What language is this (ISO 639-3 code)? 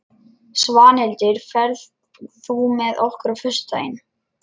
isl